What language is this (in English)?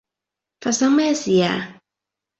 Cantonese